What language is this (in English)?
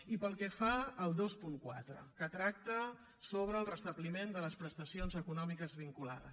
Catalan